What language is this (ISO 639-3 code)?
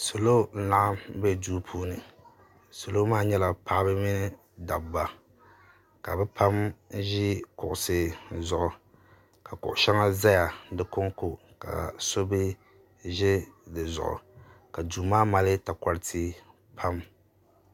dag